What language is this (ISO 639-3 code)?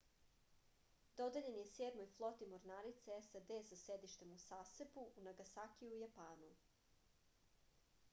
srp